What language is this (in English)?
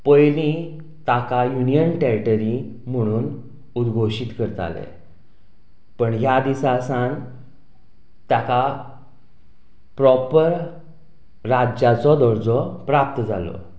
Konkani